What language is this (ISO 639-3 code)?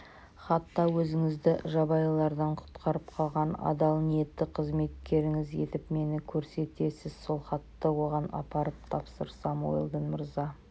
kaz